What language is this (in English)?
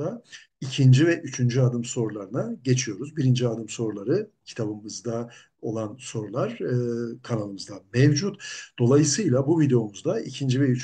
Turkish